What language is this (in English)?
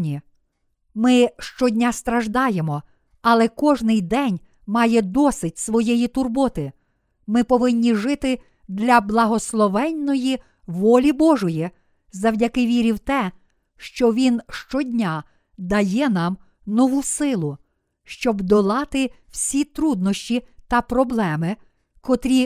Ukrainian